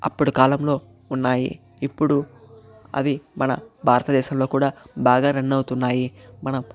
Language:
Telugu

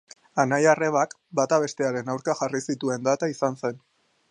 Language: Basque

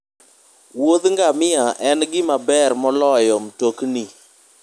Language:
Luo (Kenya and Tanzania)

